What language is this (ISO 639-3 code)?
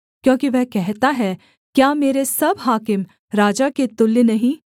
hin